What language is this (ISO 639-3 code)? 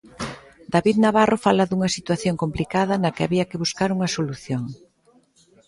glg